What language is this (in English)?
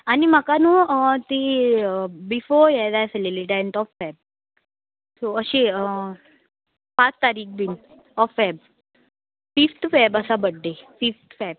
Konkani